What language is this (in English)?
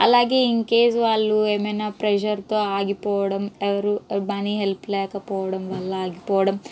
Telugu